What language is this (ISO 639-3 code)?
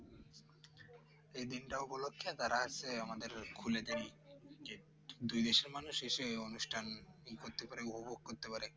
ben